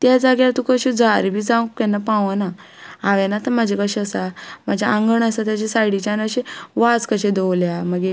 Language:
Konkani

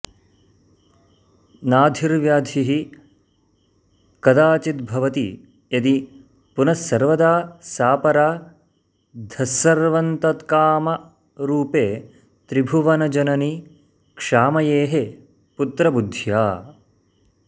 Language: Sanskrit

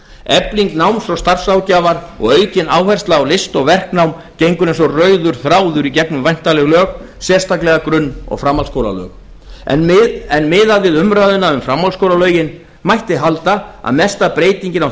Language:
Icelandic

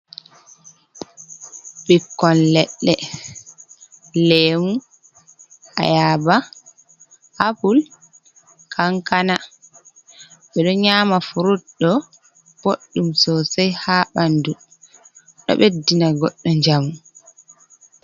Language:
Fula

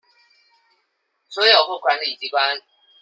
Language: Chinese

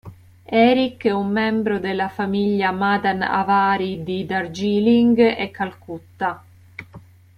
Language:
Italian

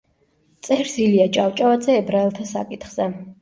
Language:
Georgian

